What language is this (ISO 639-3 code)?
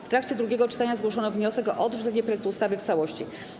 pol